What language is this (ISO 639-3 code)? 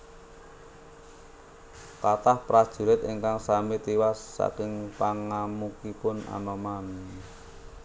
jav